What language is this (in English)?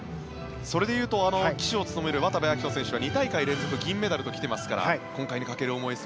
Japanese